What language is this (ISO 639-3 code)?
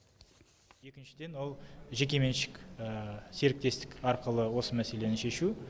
kaz